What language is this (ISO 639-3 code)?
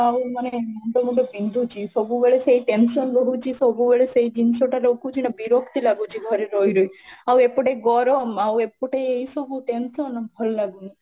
ori